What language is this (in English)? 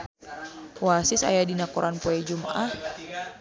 Sundanese